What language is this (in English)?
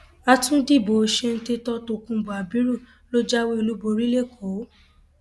Yoruba